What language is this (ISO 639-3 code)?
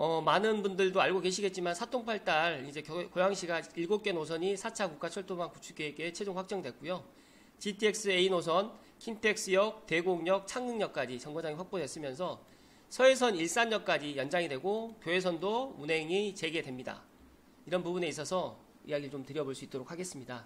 kor